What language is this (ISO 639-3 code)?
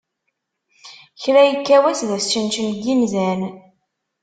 kab